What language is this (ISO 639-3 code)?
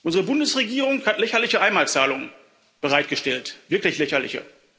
deu